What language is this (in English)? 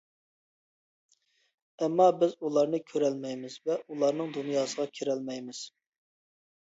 Uyghur